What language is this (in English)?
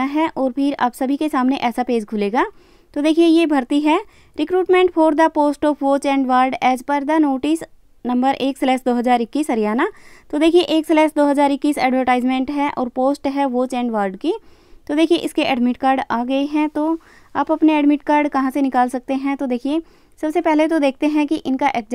Hindi